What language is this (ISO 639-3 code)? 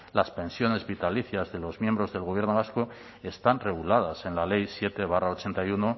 spa